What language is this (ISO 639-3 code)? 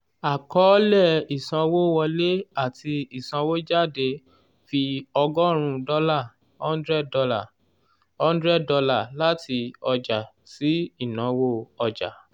yor